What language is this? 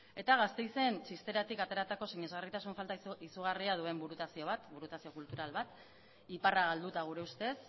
Basque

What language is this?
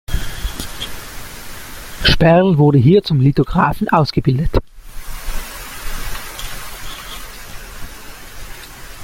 German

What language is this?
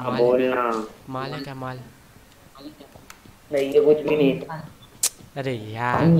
Hindi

